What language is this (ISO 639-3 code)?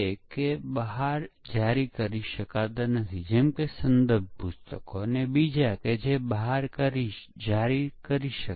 guj